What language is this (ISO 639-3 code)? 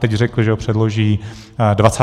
ces